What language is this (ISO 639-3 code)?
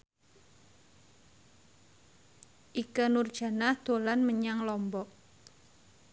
jav